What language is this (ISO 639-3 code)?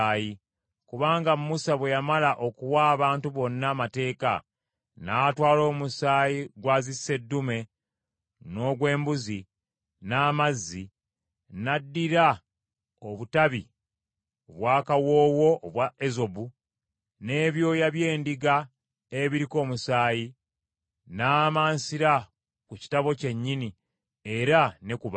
lug